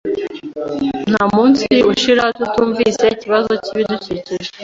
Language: Kinyarwanda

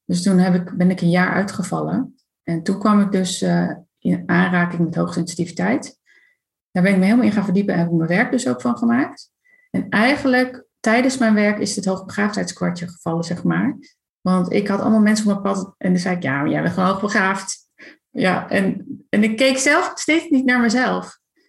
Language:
Dutch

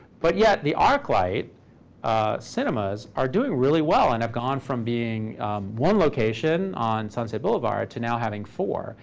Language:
English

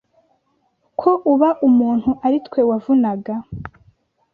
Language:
Kinyarwanda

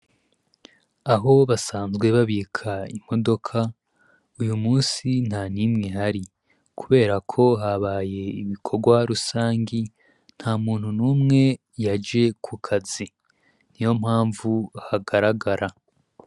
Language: Rundi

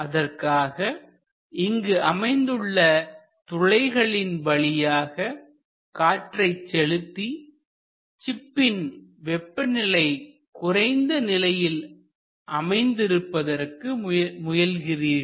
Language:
Tamil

